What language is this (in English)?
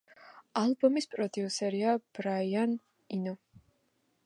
Georgian